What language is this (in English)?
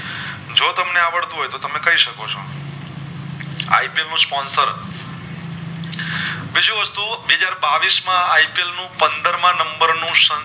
Gujarati